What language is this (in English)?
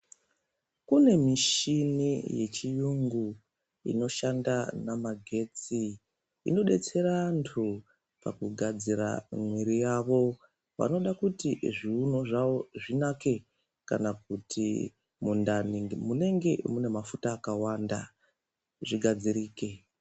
Ndau